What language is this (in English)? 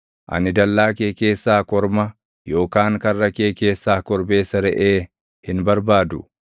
Oromo